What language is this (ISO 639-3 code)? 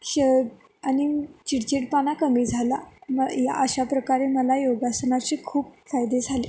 mar